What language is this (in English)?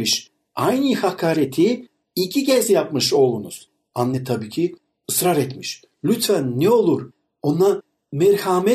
Turkish